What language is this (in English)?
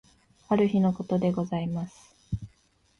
Japanese